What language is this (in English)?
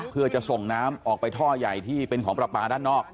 Thai